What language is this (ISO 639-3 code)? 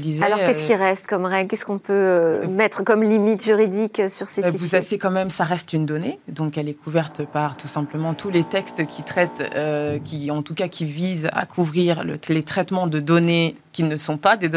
fra